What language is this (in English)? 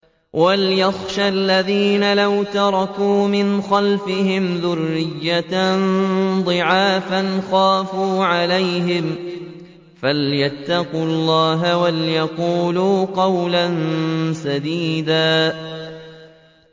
Arabic